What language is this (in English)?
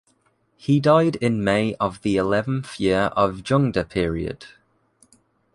English